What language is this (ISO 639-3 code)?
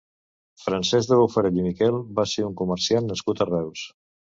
cat